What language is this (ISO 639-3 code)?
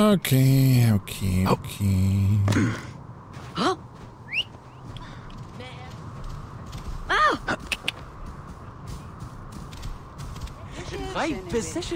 deu